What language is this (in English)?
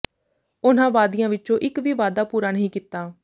Punjabi